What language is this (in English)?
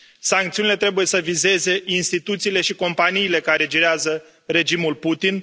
Romanian